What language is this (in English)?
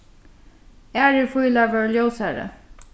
Faroese